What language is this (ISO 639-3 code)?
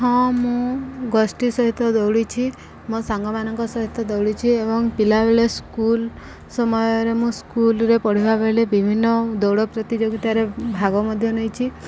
ori